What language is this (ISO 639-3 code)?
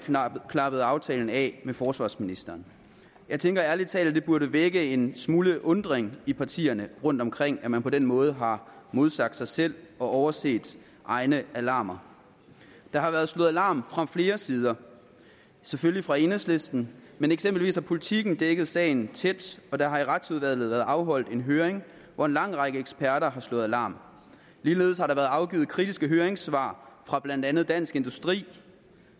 dan